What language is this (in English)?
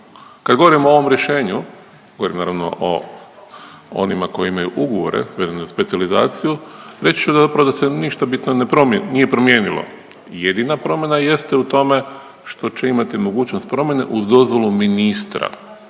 Croatian